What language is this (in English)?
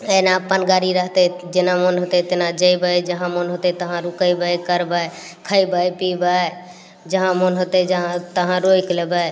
Maithili